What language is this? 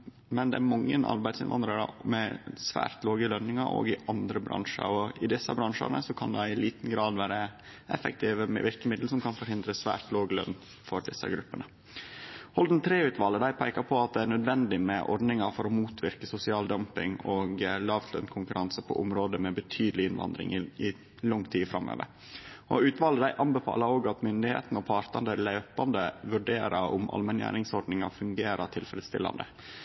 Norwegian Nynorsk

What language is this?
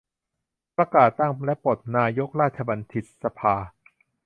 Thai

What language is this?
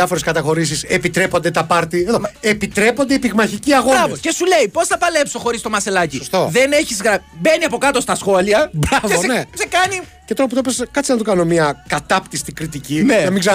Greek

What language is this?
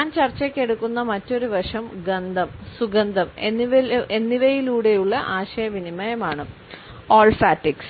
Malayalam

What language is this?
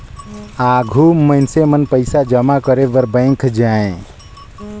Chhattisgarhi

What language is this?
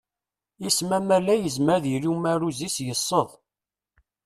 Kabyle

